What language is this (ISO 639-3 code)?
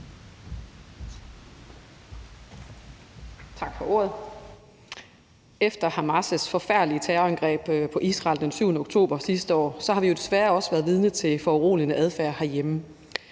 dan